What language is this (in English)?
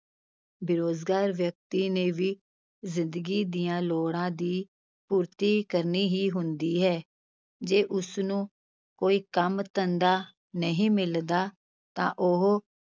Punjabi